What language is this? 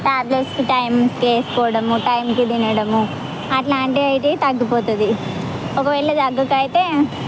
Telugu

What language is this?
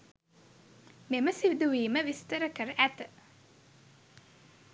Sinhala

